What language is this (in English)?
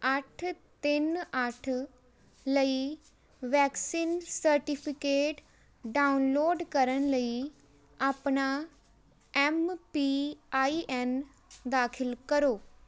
Punjabi